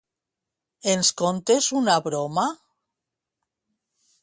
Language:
Catalan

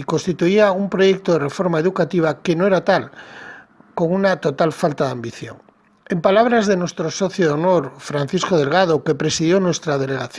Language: Spanish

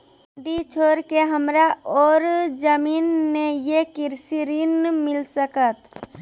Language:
Maithili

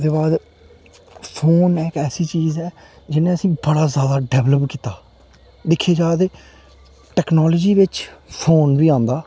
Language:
Dogri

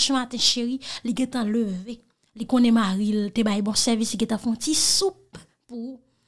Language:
French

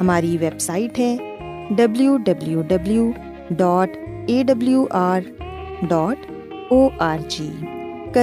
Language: Urdu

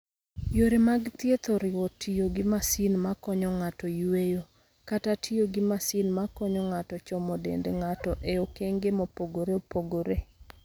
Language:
Luo (Kenya and Tanzania)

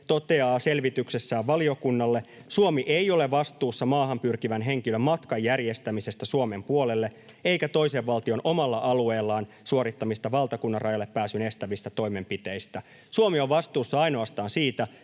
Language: Finnish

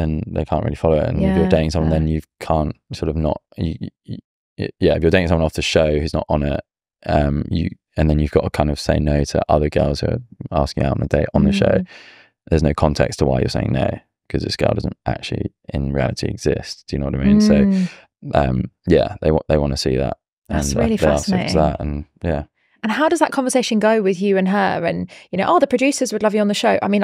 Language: English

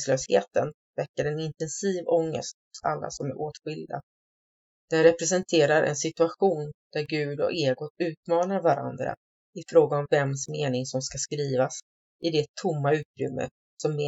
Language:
Swedish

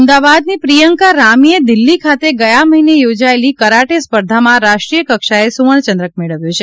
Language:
Gujarati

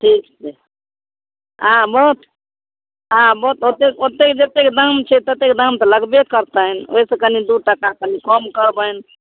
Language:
Maithili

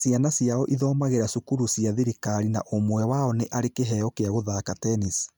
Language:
Kikuyu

